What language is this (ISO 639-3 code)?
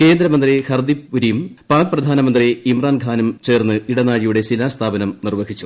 mal